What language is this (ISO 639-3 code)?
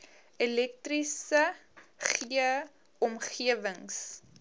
afr